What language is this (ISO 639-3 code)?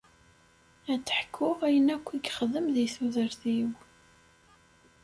kab